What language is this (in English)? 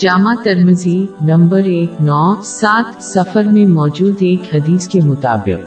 Urdu